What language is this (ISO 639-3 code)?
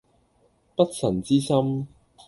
yue